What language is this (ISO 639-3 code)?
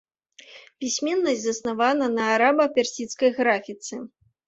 bel